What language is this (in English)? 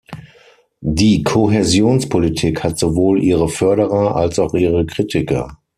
German